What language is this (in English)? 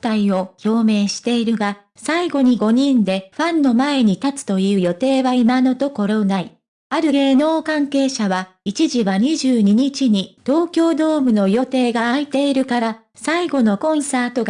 Japanese